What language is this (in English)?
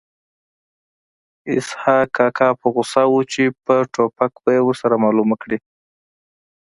Pashto